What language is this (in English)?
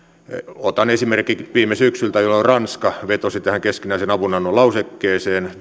Finnish